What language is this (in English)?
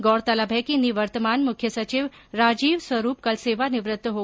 Hindi